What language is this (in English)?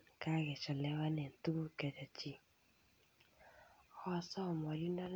Kalenjin